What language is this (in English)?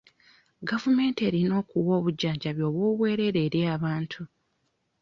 Ganda